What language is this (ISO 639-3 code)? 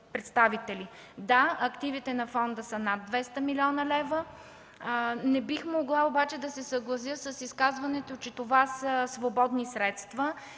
bul